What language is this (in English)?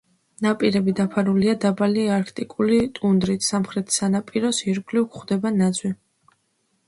Georgian